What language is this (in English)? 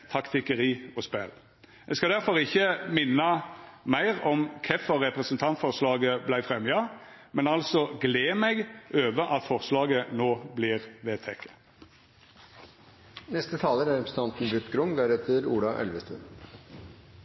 Norwegian Nynorsk